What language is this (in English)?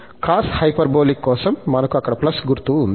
Telugu